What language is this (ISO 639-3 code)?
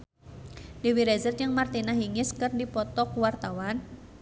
sun